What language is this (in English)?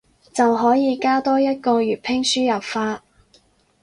Cantonese